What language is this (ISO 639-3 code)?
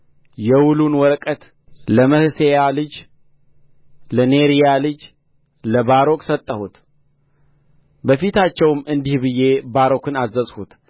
amh